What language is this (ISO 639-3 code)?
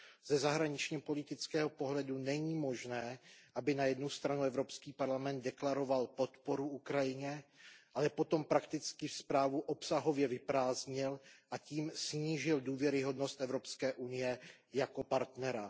ces